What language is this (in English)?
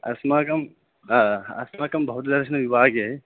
Sanskrit